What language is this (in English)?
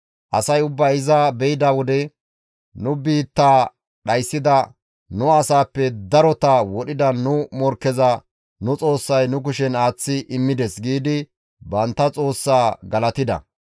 Gamo